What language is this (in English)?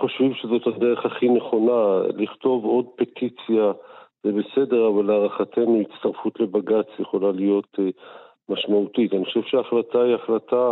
Hebrew